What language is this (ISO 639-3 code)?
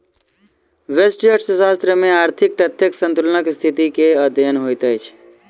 mai